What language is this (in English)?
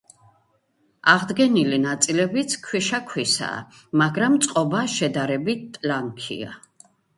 Georgian